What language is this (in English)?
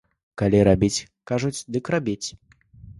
Belarusian